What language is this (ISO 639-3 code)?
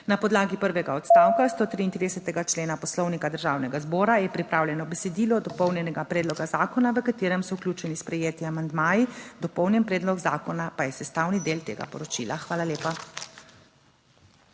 slv